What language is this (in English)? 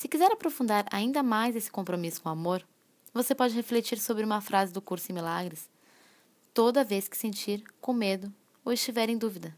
Portuguese